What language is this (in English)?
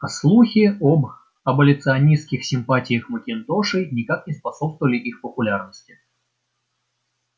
Russian